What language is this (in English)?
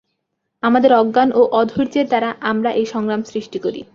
Bangla